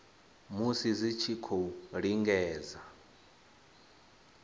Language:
Venda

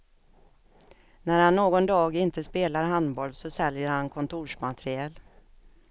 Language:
Swedish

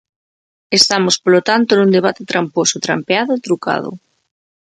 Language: Galician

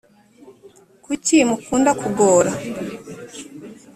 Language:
Kinyarwanda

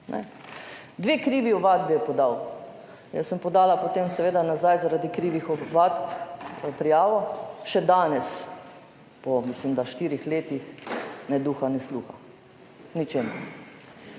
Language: Slovenian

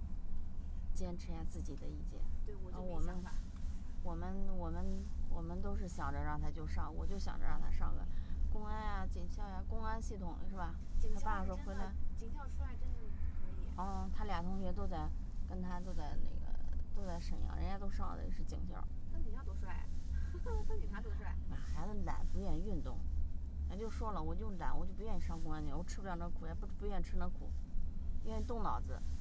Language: Chinese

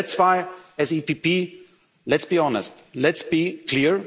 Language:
English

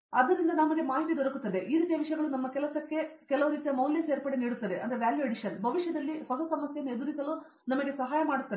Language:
Kannada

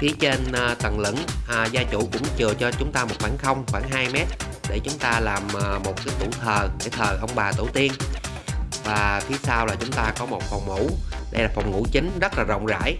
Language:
Vietnamese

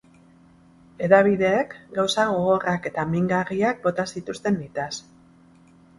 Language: Basque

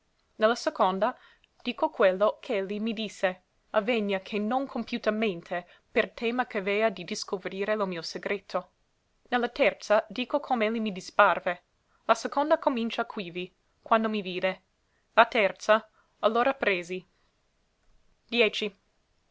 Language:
Italian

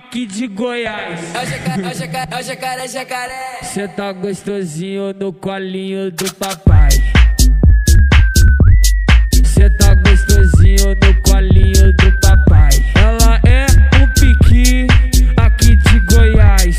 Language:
Portuguese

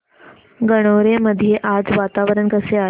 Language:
Marathi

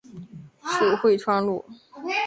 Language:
Chinese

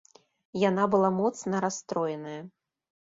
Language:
Belarusian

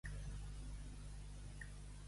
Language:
Catalan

